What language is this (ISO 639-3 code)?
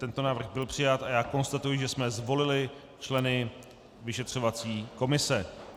ces